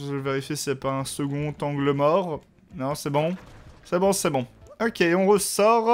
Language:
French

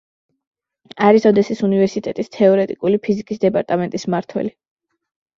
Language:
Georgian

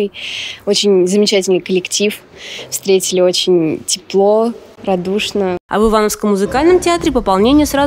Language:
Russian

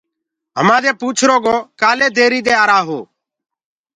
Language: Gurgula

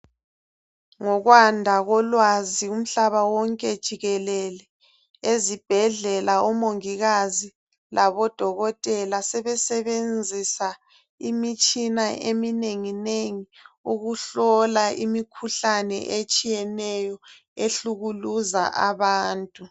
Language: North Ndebele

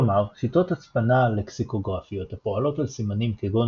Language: Hebrew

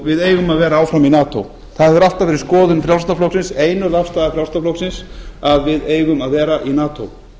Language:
Icelandic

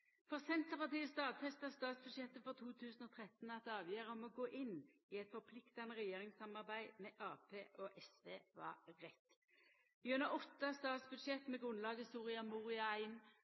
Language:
Norwegian Nynorsk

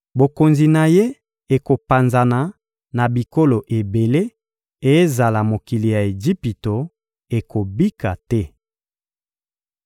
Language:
Lingala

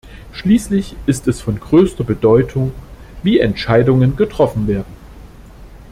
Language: German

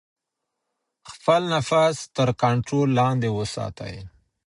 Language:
Pashto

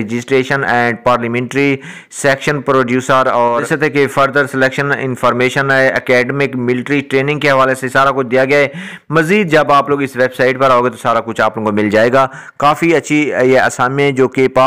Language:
Hindi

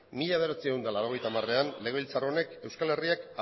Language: Basque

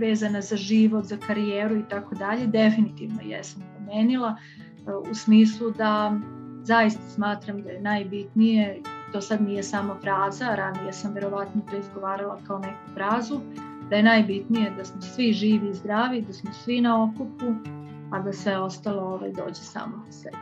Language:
Croatian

